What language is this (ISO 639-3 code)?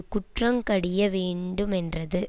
tam